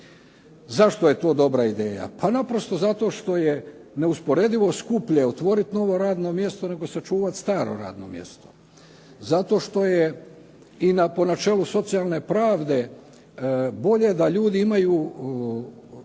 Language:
Croatian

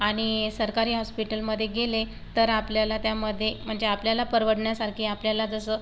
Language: Marathi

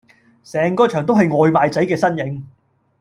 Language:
Cantonese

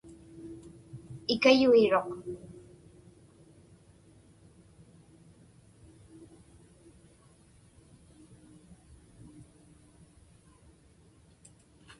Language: Inupiaq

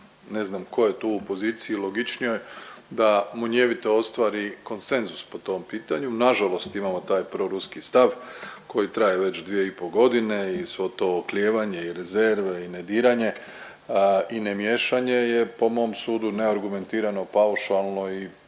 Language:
Croatian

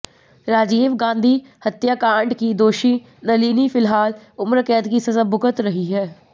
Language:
Hindi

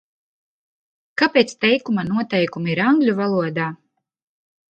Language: Latvian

